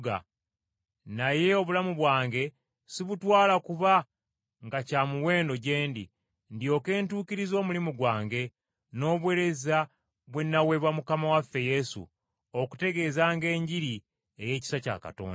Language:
Ganda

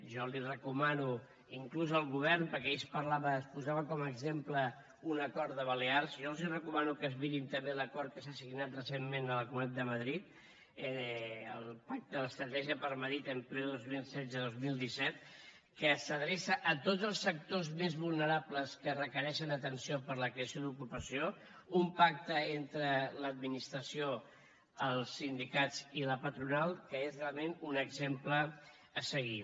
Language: Catalan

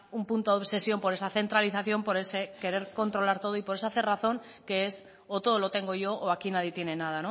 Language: Spanish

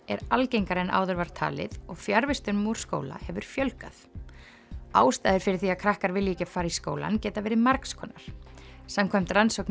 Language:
Icelandic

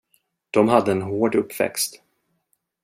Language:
Swedish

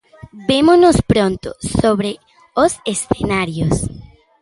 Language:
Galician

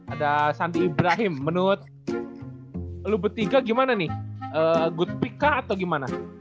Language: Indonesian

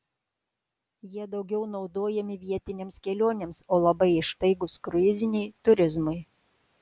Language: Lithuanian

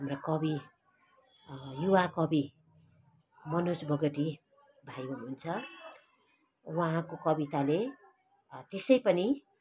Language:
Nepali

